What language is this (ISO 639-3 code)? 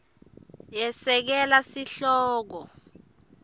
ssw